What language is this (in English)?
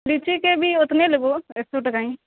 Maithili